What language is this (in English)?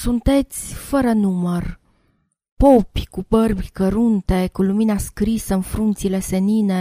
Romanian